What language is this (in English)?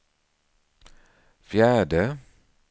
Swedish